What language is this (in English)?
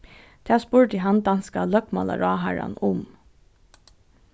Faroese